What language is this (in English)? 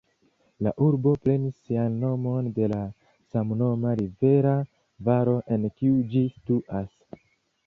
Esperanto